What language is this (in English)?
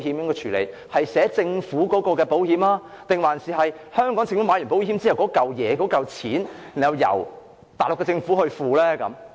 Cantonese